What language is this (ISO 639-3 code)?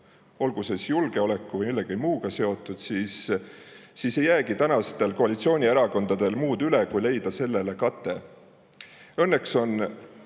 est